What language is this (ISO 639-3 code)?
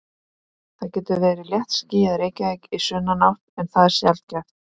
isl